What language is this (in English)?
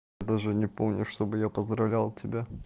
Russian